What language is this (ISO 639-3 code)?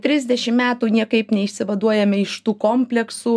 lit